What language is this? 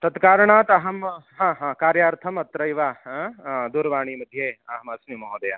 Sanskrit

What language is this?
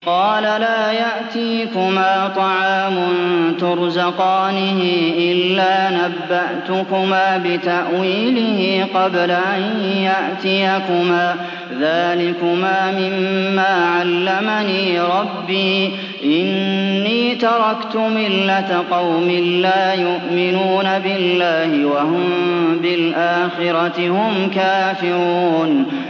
Arabic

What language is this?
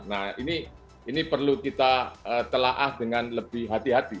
Indonesian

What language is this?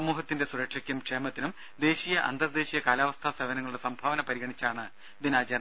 Malayalam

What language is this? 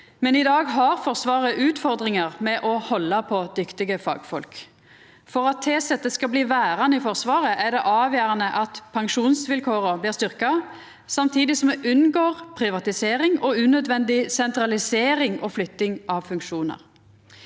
Norwegian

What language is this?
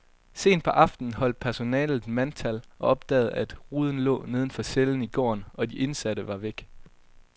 Danish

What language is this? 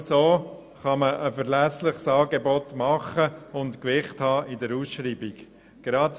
Swiss German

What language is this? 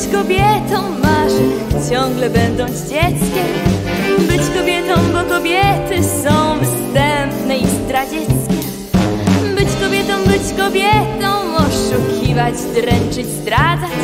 Polish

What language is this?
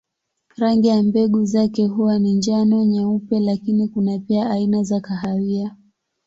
Swahili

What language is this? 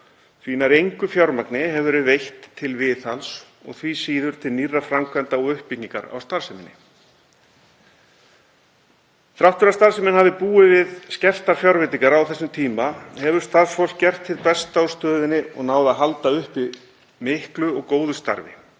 Icelandic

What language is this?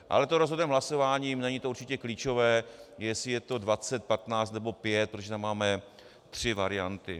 Czech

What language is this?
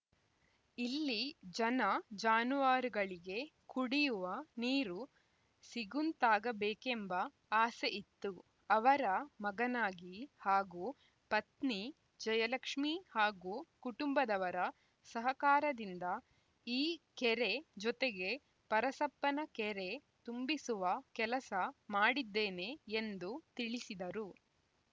Kannada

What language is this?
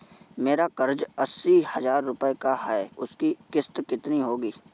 Hindi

